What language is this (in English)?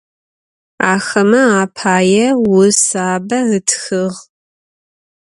Adyghe